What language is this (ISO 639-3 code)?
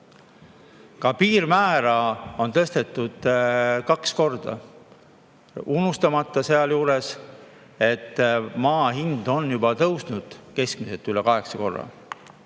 est